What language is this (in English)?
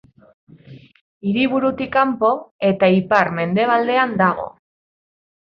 Basque